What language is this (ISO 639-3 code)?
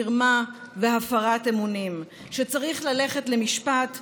heb